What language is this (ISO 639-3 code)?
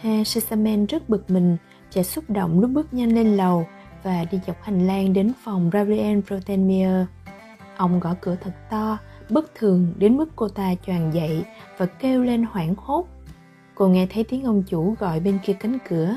vie